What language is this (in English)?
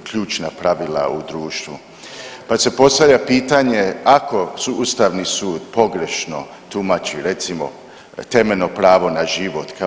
Croatian